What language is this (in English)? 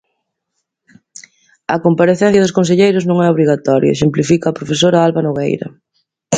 Galician